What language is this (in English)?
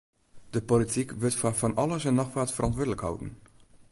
Western Frisian